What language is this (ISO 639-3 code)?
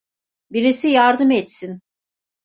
tur